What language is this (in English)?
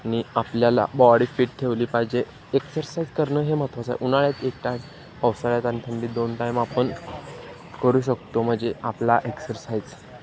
Marathi